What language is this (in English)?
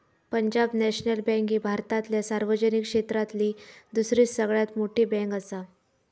Marathi